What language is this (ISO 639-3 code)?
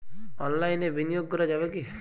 ben